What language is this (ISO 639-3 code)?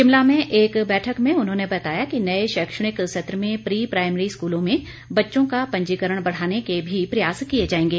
hin